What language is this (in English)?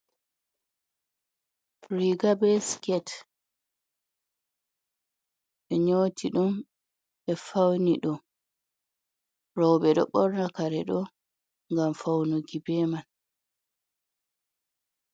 Fula